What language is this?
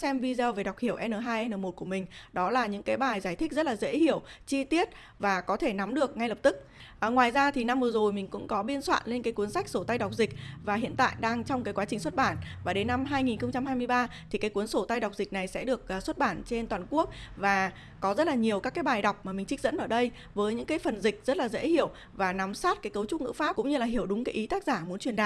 Vietnamese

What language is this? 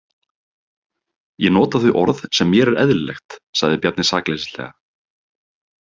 Icelandic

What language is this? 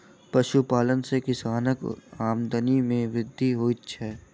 Maithili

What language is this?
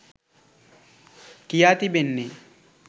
Sinhala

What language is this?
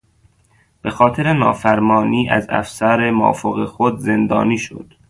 Persian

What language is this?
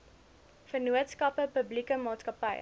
Afrikaans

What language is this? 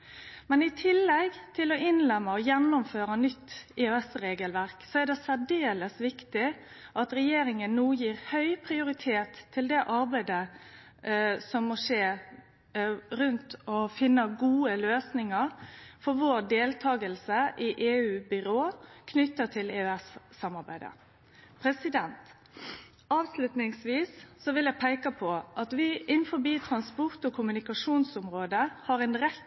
Norwegian Nynorsk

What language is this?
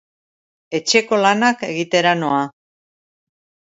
Basque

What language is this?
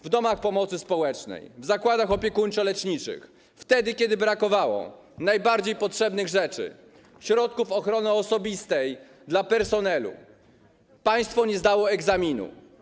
Polish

